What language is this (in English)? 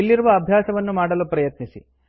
Kannada